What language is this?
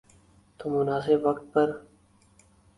Urdu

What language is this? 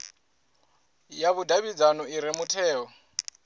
Venda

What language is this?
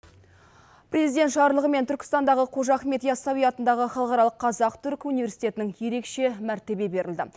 Kazakh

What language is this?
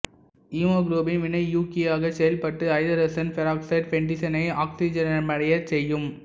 Tamil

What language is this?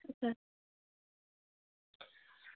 Dogri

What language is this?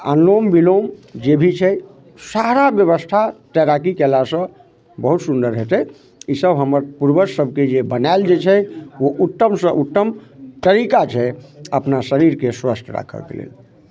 Maithili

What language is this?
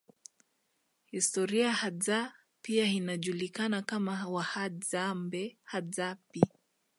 Swahili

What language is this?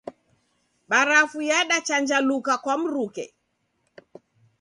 Taita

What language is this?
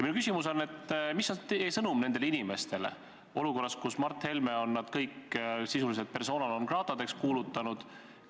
Estonian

